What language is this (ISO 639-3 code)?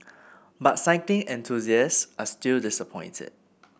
eng